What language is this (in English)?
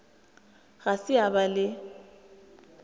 Northern Sotho